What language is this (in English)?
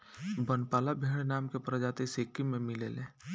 Bhojpuri